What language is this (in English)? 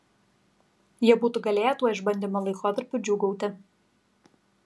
Lithuanian